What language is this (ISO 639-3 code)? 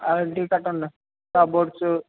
tel